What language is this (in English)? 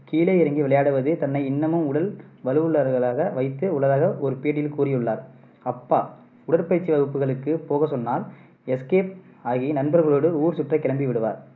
Tamil